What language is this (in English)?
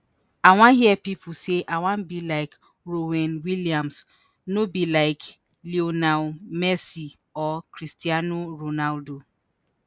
Nigerian Pidgin